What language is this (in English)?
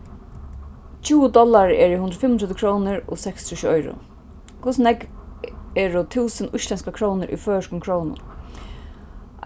Faroese